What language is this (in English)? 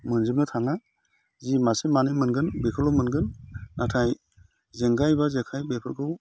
Bodo